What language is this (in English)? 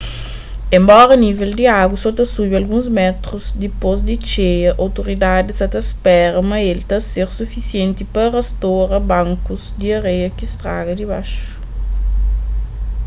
Kabuverdianu